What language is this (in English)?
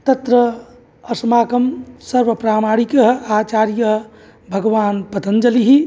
Sanskrit